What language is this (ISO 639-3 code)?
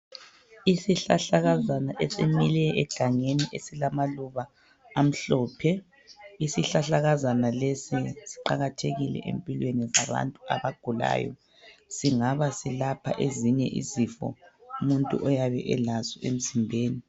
nde